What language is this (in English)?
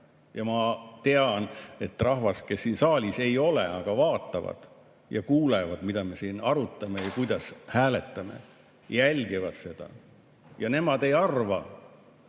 Estonian